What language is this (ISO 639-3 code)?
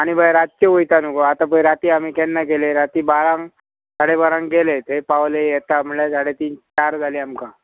kok